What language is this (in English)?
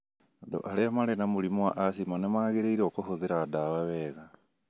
Kikuyu